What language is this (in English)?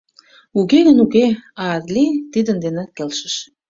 Mari